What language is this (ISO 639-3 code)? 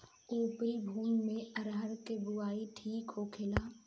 bho